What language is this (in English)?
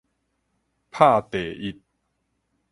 Min Nan Chinese